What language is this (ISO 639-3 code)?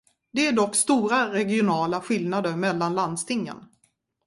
swe